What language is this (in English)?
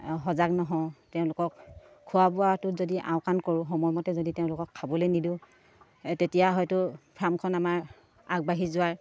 Assamese